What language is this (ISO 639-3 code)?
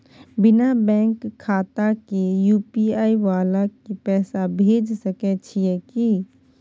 mai